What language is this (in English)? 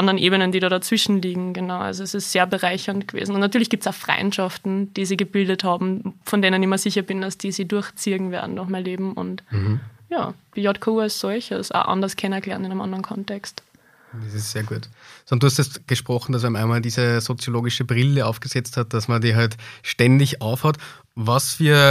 German